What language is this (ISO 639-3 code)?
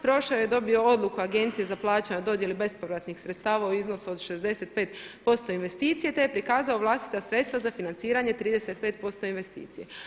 hrv